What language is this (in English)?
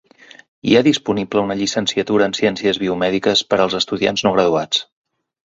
Catalan